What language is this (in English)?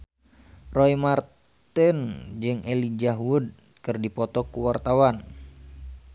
Sundanese